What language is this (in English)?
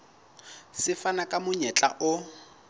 Southern Sotho